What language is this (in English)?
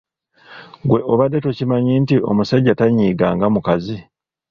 Ganda